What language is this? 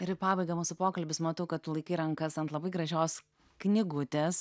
Lithuanian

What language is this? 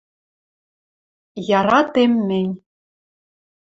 Western Mari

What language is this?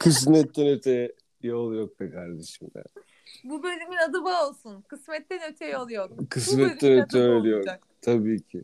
Turkish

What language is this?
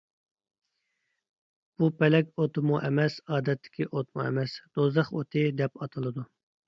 Uyghur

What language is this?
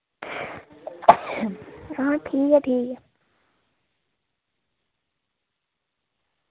Dogri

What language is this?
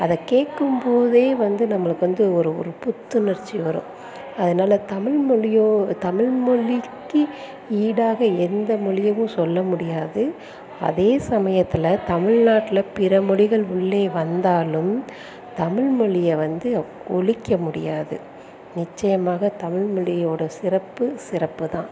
Tamil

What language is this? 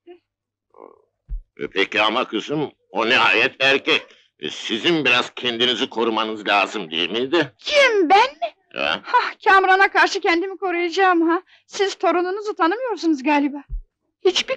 Turkish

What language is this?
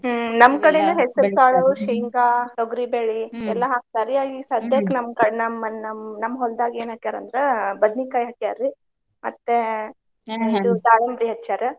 Kannada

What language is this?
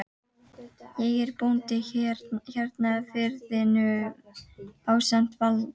Icelandic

